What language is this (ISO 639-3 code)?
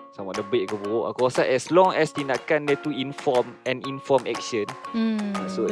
msa